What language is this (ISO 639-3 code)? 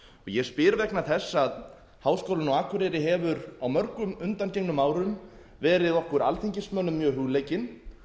isl